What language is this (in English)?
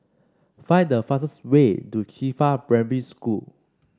English